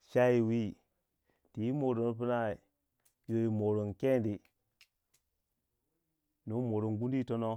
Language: Waja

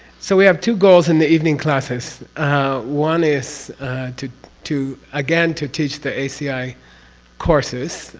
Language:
English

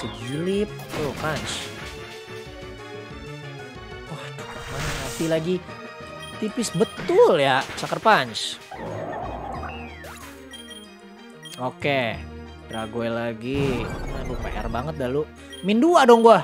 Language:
Indonesian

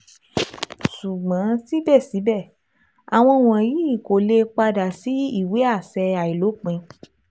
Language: Yoruba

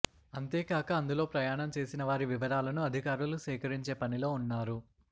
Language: Telugu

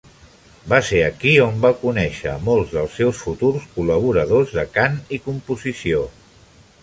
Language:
Catalan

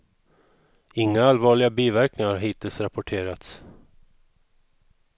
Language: Swedish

